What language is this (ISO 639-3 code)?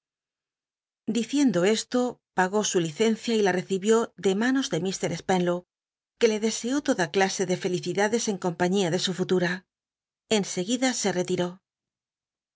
spa